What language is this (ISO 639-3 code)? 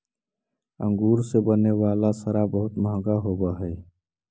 mag